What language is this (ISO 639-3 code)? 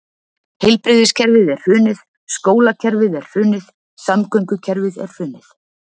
isl